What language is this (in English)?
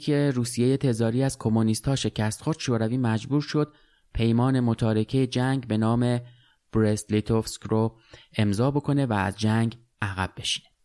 Persian